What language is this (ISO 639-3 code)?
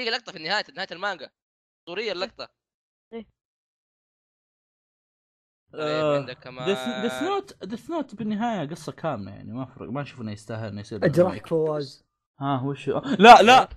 ara